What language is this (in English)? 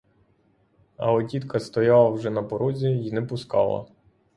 Ukrainian